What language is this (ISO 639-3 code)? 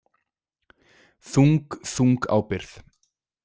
isl